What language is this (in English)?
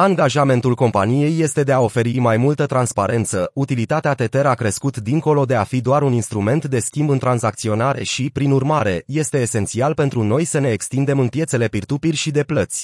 Romanian